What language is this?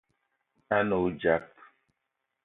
Eton (Cameroon)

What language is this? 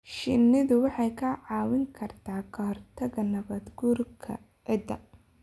Somali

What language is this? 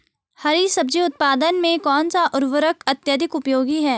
Hindi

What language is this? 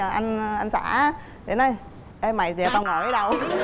Vietnamese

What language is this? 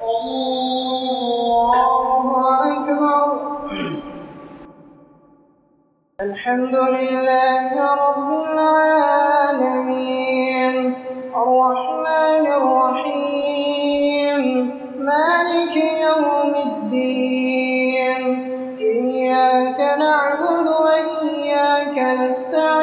Arabic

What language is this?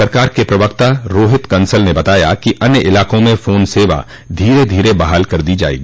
Hindi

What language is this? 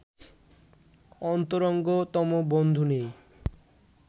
Bangla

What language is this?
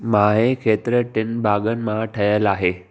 Sindhi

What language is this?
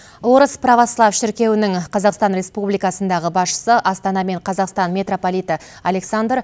Kazakh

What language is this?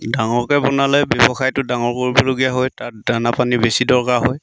Assamese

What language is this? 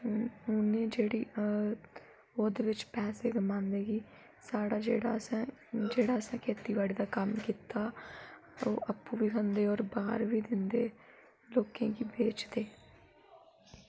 Dogri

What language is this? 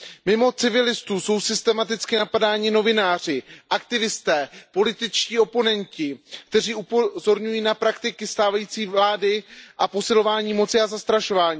Czech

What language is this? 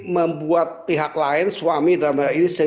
Indonesian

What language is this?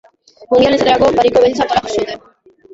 Basque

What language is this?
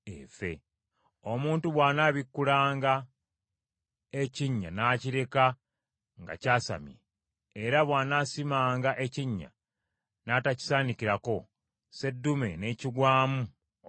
Ganda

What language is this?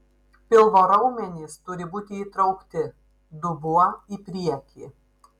Lithuanian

